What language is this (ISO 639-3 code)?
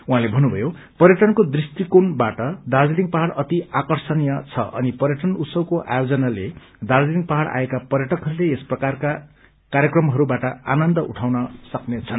nep